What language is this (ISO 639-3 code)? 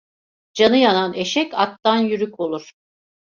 tur